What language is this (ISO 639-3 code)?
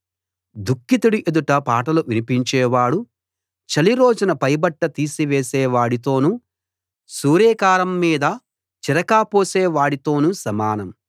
tel